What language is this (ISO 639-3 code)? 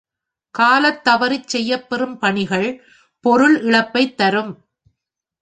tam